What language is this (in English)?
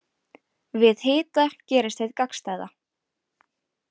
Icelandic